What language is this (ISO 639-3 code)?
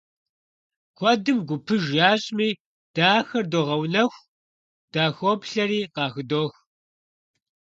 kbd